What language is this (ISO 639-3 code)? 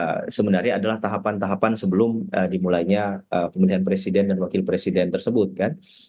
ind